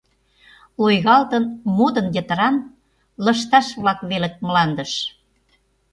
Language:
Mari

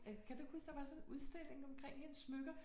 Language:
Danish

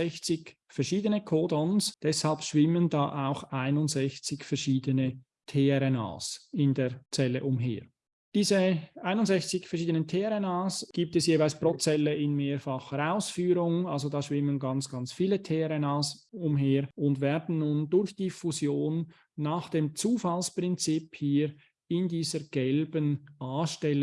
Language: German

